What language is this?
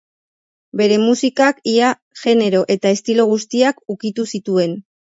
Basque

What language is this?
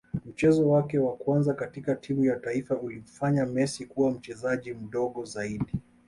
Swahili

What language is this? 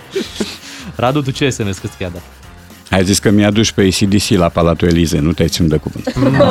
Romanian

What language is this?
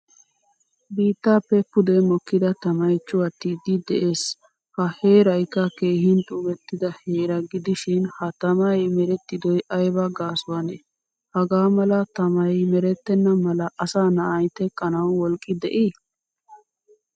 Wolaytta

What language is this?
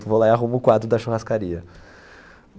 Portuguese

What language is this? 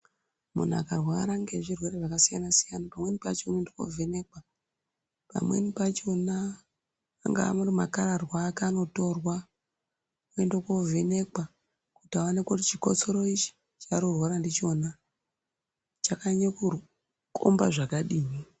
Ndau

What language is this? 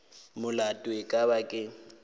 Northern Sotho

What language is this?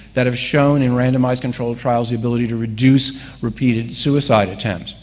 English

